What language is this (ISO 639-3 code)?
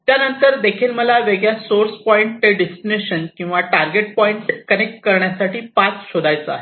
mar